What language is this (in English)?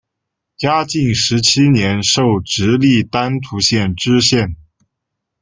Chinese